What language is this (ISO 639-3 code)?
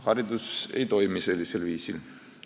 est